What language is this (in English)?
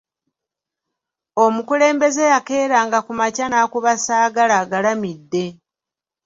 Ganda